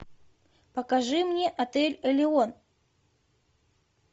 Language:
Russian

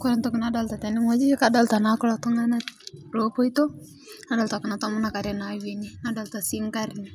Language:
Masai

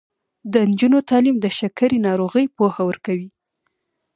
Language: Pashto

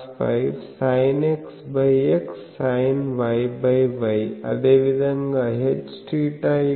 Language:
Telugu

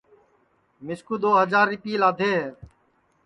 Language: Sansi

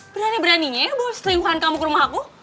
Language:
Indonesian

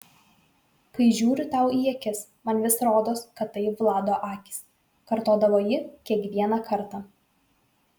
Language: Lithuanian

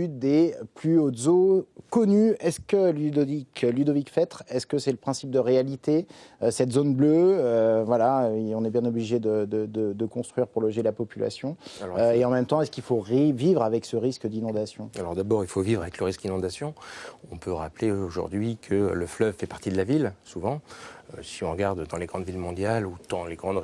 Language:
French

